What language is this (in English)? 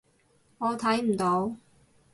Cantonese